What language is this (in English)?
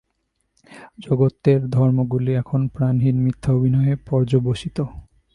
Bangla